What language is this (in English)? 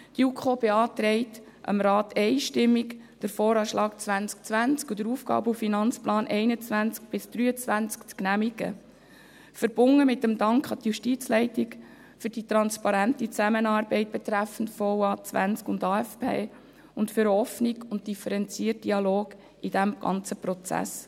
Swiss German